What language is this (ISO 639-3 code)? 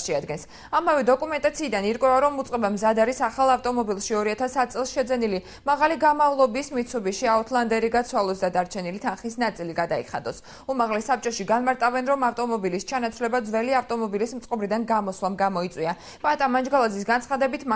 ron